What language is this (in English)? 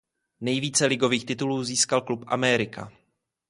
Czech